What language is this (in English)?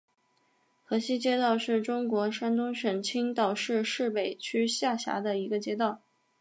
Chinese